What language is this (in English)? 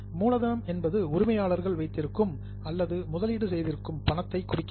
Tamil